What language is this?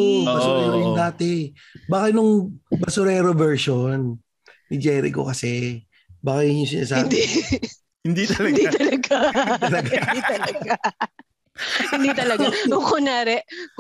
Filipino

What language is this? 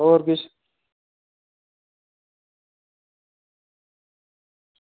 Dogri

